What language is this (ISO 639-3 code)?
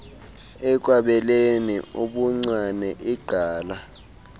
xho